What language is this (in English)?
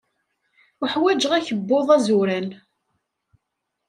Kabyle